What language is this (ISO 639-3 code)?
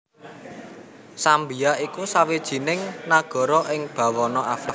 jav